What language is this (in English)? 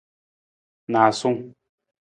Nawdm